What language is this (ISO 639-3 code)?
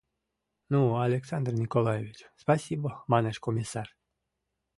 chm